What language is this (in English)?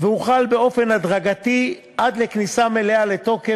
Hebrew